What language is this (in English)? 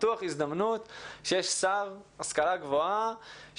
Hebrew